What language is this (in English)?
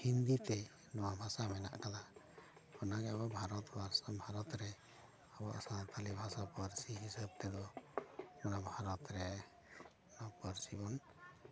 Santali